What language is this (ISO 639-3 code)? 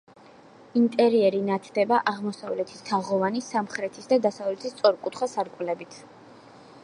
kat